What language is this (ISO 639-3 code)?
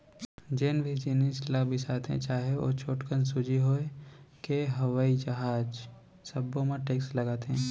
hne